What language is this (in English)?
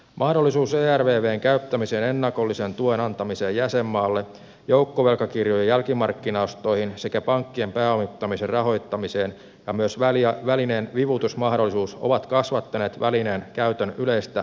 Finnish